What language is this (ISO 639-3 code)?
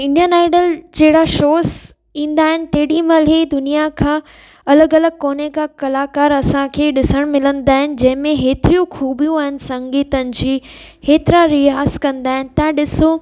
snd